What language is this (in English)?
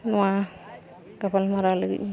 Santali